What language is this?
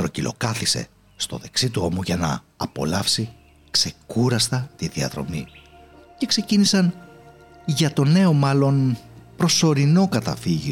Greek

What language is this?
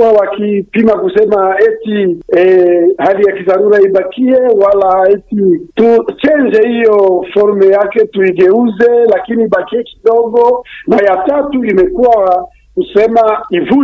Swahili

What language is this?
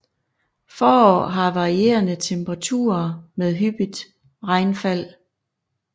Danish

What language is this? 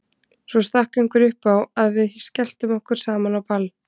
Icelandic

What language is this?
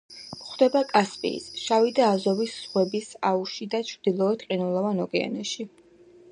Georgian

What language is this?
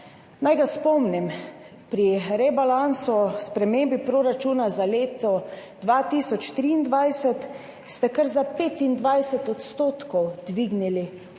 Slovenian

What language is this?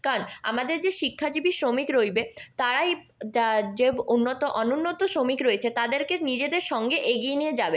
Bangla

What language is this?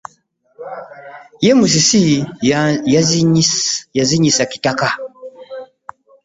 Ganda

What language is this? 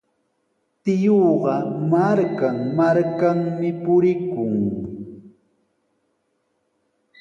Sihuas Ancash Quechua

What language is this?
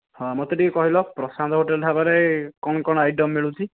Odia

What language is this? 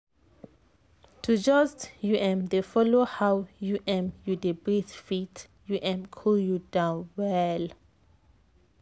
Nigerian Pidgin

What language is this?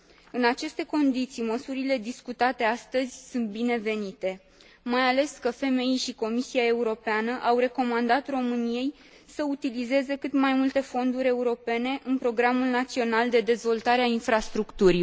Romanian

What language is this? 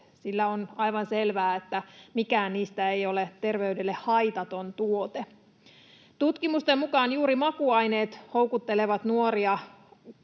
Finnish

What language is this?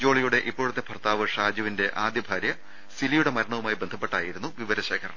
Malayalam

